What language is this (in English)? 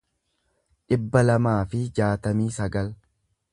Oromo